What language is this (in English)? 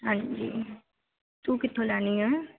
Punjabi